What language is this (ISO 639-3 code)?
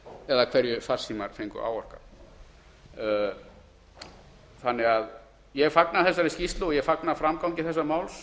isl